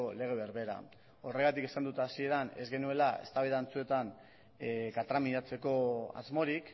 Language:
Basque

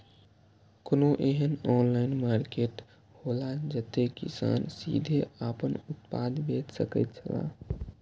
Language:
Maithili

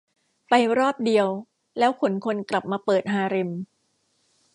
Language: Thai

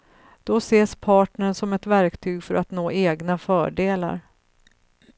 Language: Swedish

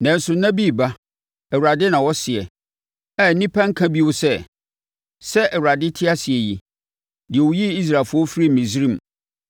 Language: Akan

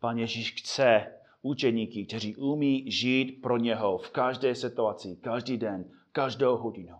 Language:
Czech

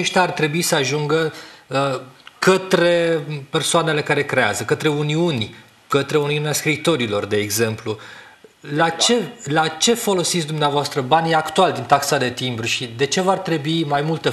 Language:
Romanian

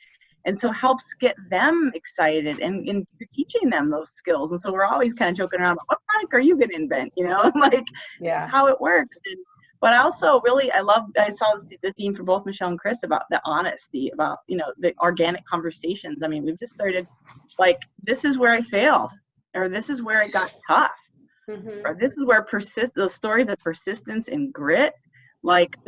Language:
English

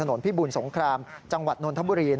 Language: Thai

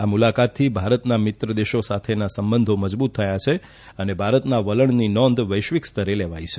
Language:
Gujarati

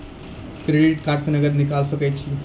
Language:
Maithili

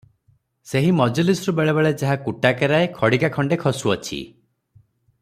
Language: Odia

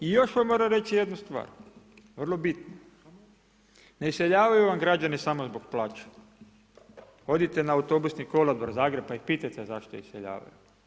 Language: Croatian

